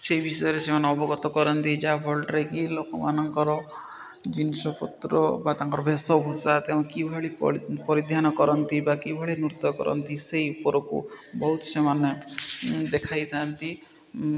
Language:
Odia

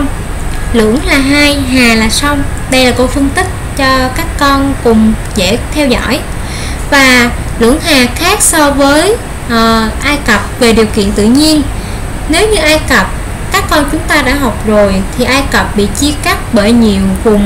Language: Vietnamese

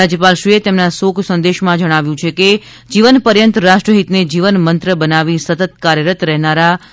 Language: Gujarati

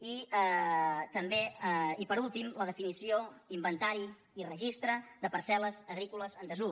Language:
Catalan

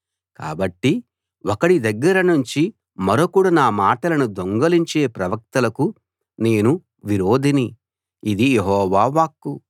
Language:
Telugu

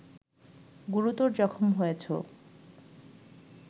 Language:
Bangla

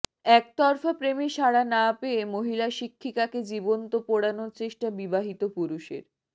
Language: Bangla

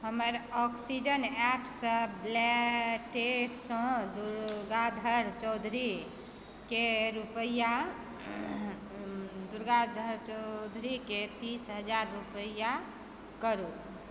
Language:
Maithili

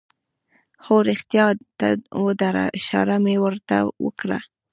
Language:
Pashto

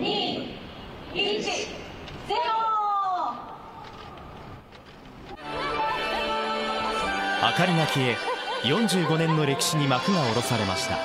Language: Japanese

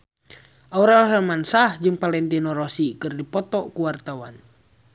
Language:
Sundanese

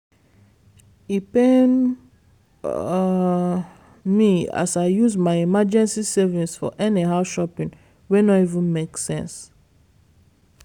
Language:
Nigerian Pidgin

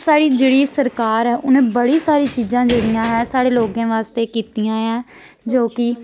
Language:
Dogri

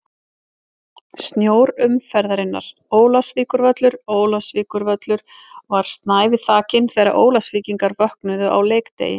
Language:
Icelandic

